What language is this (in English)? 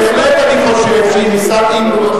Hebrew